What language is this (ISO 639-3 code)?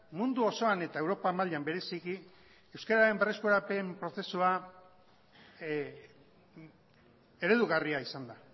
eus